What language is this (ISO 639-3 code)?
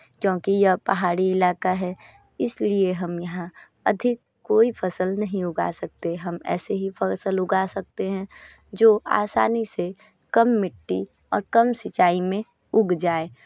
hin